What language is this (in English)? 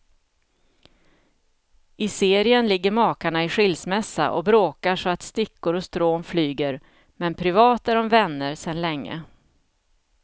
Swedish